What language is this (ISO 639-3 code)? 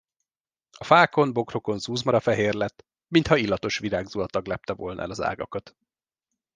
hun